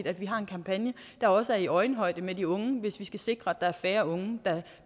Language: Danish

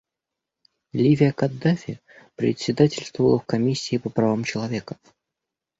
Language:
Russian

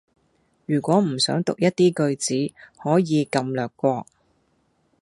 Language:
Cantonese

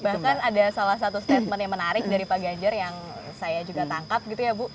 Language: Indonesian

